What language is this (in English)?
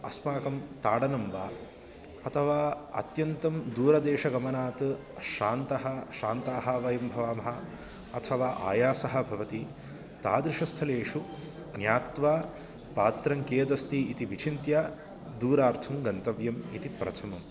Sanskrit